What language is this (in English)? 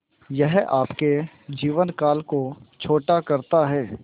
Hindi